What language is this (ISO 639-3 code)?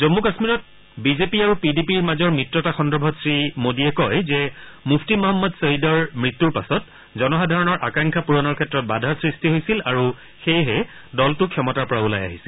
asm